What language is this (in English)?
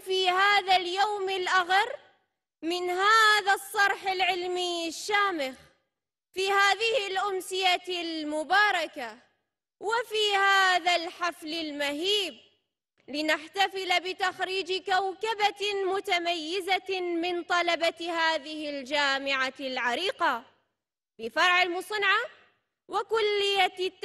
Arabic